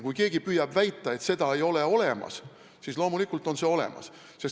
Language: Estonian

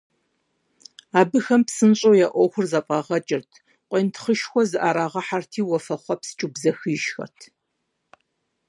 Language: Kabardian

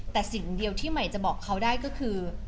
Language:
Thai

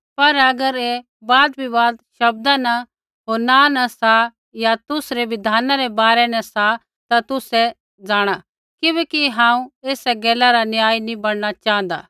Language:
Kullu Pahari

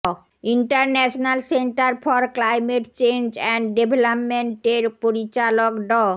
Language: Bangla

